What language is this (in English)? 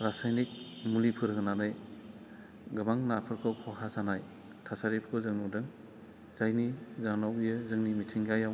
Bodo